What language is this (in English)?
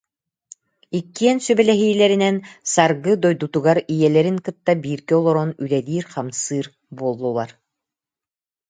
Yakut